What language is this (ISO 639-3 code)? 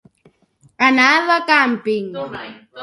cat